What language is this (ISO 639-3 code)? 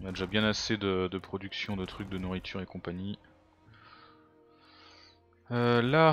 fra